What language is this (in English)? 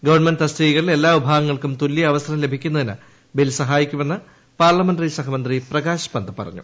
Malayalam